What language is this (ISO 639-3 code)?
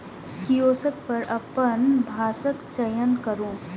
mai